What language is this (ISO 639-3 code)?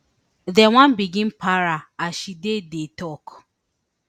pcm